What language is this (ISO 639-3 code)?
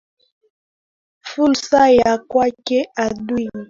swa